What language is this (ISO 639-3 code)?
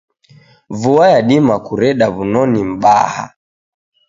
dav